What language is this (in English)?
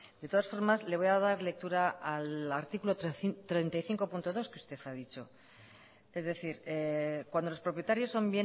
Spanish